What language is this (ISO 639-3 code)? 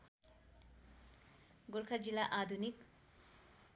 nep